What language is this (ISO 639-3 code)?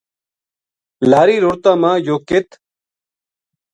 gju